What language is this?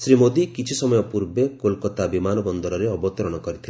Odia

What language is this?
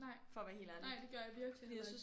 Danish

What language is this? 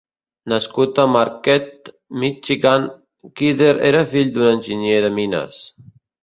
Catalan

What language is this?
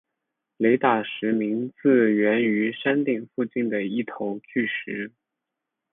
Chinese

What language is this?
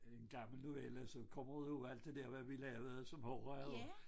Danish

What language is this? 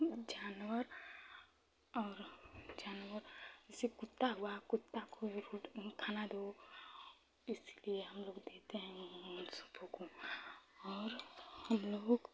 Hindi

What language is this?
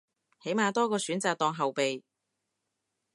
Cantonese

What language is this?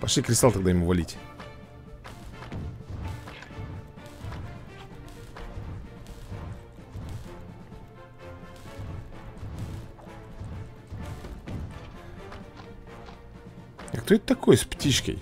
Russian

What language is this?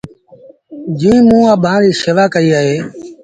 Sindhi Bhil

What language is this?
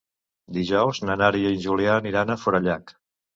Catalan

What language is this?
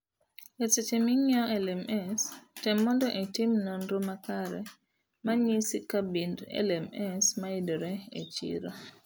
Luo (Kenya and Tanzania)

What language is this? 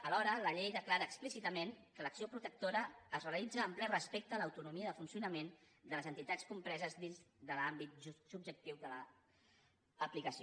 Catalan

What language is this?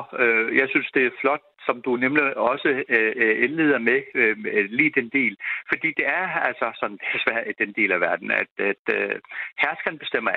Danish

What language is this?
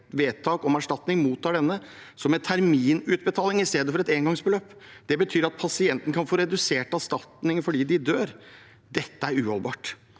Norwegian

